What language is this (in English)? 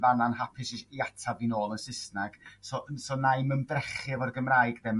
Welsh